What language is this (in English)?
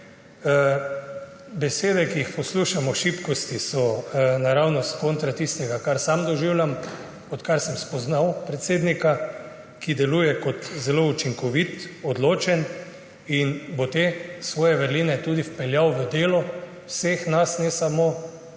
Slovenian